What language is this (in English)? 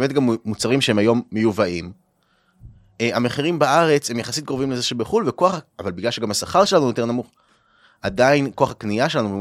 Hebrew